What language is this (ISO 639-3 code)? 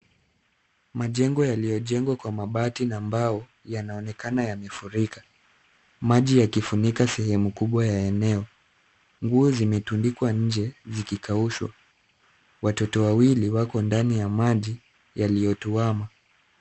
swa